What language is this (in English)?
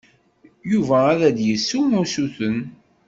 Kabyle